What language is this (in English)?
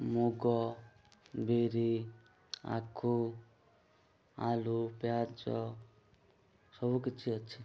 Odia